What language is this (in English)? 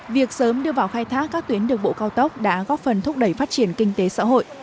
Vietnamese